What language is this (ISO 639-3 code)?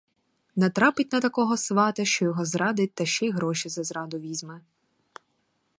ukr